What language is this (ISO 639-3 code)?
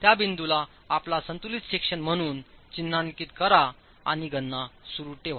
mar